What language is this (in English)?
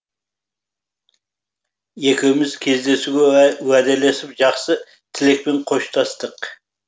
Kazakh